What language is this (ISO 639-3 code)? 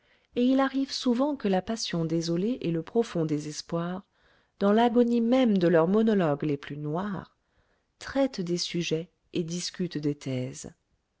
fra